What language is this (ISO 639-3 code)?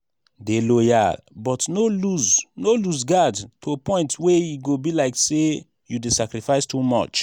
pcm